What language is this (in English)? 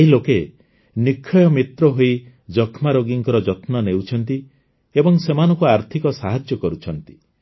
Odia